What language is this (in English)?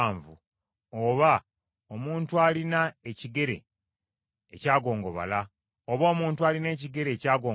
Ganda